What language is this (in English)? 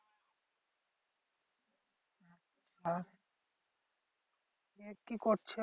Bangla